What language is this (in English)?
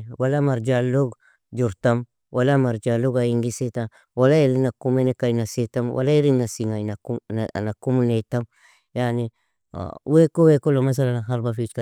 Nobiin